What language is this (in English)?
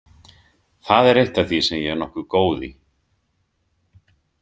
Icelandic